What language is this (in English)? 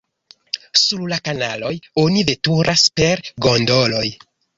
Esperanto